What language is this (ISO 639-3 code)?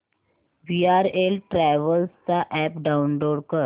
mar